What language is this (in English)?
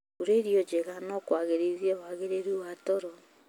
Kikuyu